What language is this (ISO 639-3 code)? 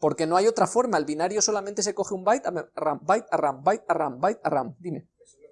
spa